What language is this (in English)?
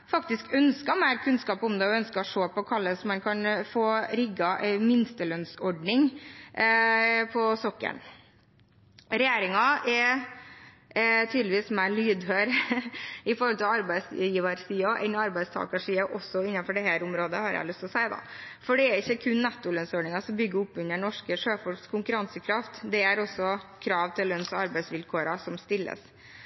Norwegian Bokmål